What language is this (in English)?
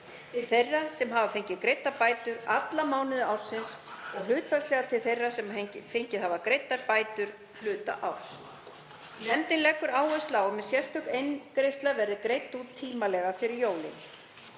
Icelandic